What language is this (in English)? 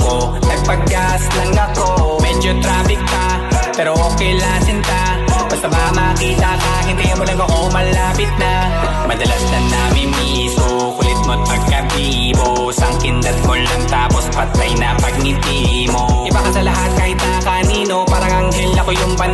Filipino